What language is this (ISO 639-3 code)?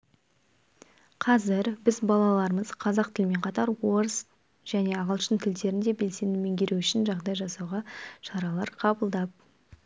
kaz